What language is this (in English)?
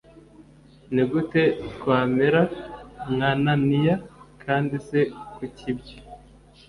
Kinyarwanda